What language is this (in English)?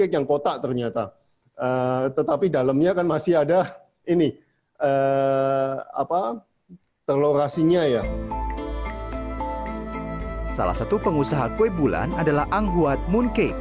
Indonesian